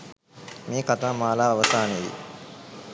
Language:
Sinhala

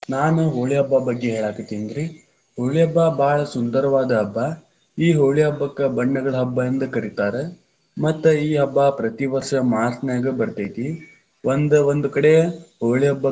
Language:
Kannada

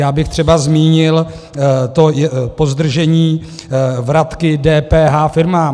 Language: Czech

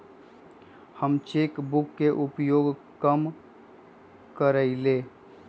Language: Magahi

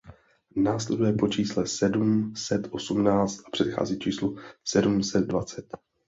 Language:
Czech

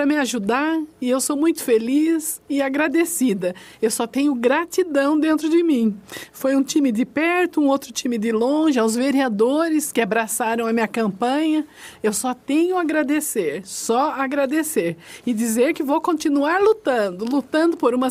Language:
Portuguese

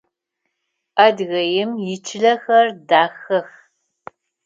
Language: Adyghe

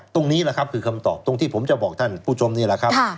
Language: Thai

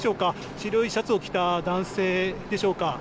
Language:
Japanese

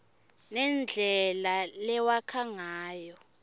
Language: Swati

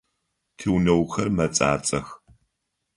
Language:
Adyghe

